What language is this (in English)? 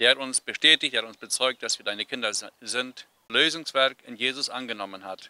German